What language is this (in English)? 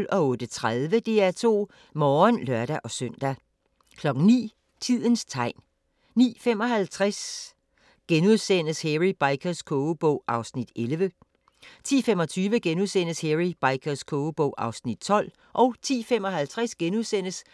Danish